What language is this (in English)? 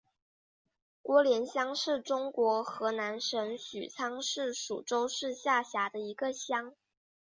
Chinese